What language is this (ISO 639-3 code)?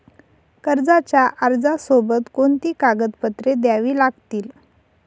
mar